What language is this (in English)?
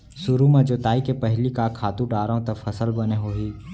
Chhattisgarhi